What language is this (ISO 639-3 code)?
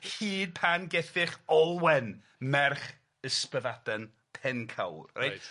cym